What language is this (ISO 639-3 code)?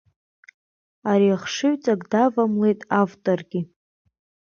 abk